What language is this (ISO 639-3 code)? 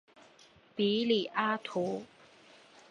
zho